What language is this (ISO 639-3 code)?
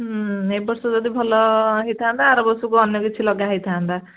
ori